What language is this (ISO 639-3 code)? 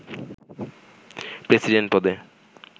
ben